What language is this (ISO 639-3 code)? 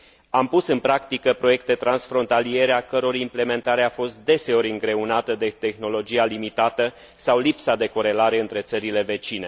ron